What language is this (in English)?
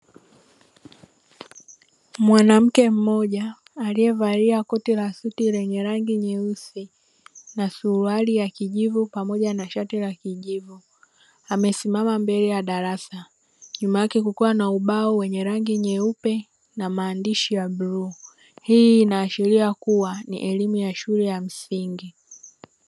Swahili